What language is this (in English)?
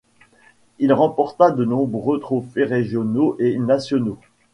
French